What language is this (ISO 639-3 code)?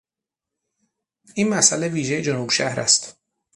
fas